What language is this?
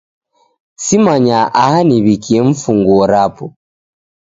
Taita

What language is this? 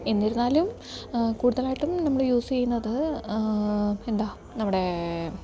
Malayalam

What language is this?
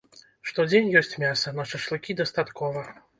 Belarusian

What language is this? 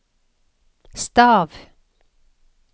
Norwegian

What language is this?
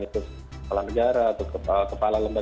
Indonesian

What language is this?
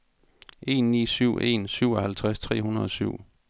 Danish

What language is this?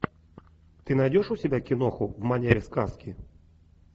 Russian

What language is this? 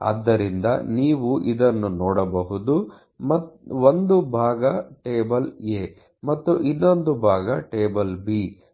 Kannada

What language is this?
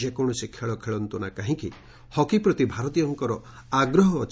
Odia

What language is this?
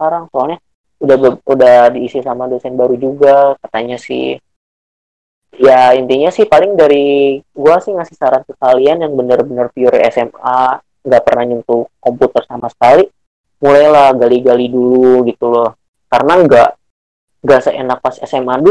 Indonesian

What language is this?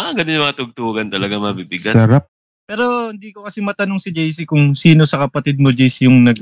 Filipino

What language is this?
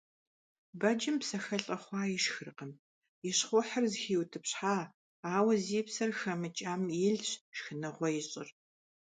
Kabardian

